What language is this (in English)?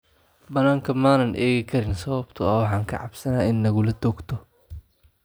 Somali